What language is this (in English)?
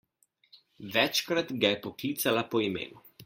Slovenian